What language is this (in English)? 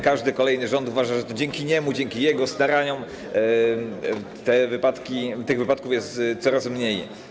Polish